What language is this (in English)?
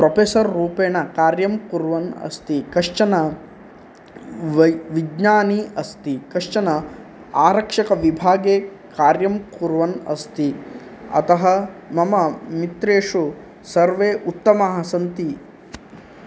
Sanskrit